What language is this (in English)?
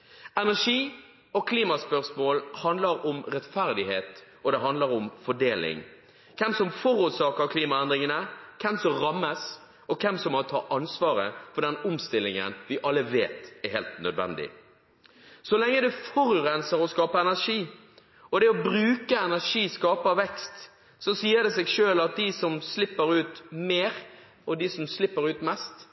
Norwegian Bokmål